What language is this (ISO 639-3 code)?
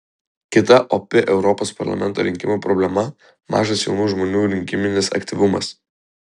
lit